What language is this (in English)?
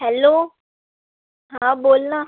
Marathi